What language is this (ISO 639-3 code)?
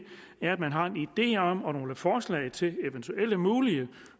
dan